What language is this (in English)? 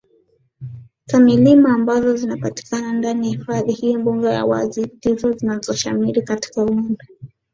Swahili